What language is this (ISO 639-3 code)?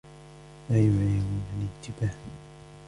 ara